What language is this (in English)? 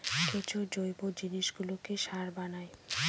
Bangla